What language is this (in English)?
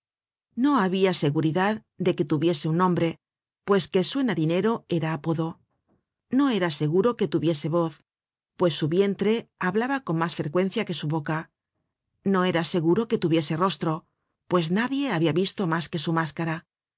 Spanish